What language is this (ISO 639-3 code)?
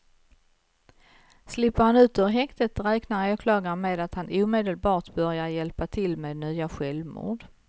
swe